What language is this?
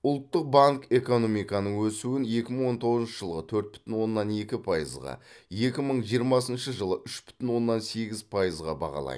Kazakh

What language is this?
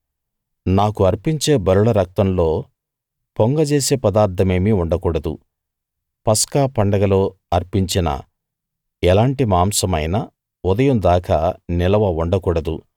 Telugu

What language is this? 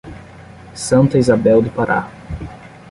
Portuguese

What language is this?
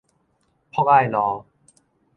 Min Nan Chinese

